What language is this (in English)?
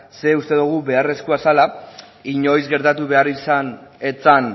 Basque